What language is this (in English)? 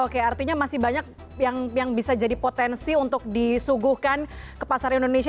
Indonesian